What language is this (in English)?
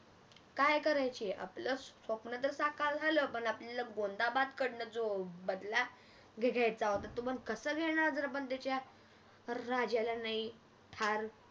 Marathi